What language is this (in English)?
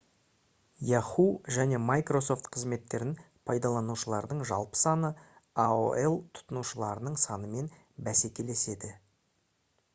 Kazakh